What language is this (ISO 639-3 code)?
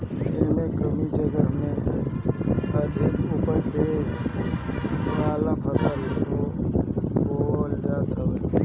bho